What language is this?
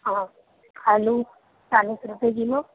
Urdu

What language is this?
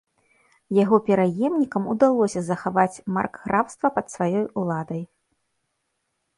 Belarusian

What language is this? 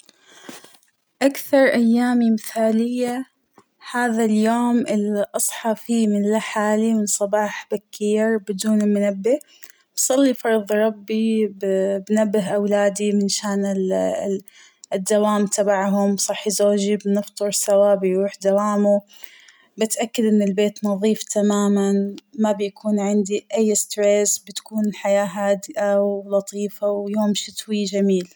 Hijazi Arabic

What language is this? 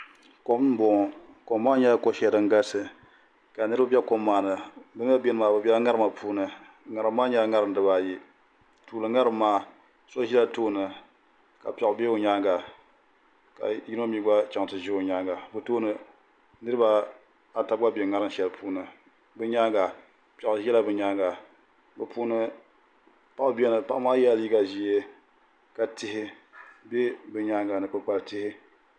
Dagbani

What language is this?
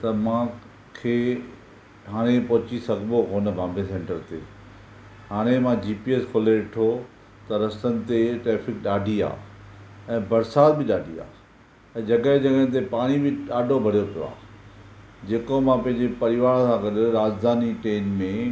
Sindhi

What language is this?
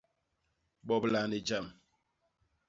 Basaa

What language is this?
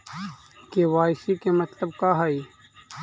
Magahi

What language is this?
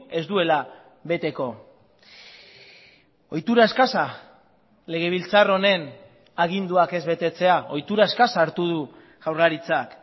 Basque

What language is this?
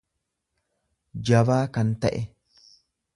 Oromo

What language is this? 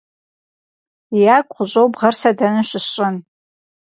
Kabardian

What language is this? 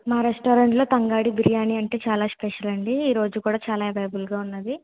Telugu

